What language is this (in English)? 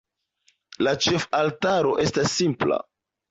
Esperanto